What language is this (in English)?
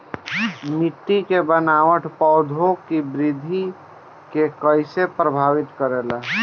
Bhojpuri